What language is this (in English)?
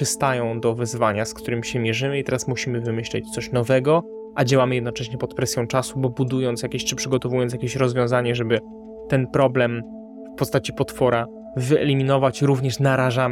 Polish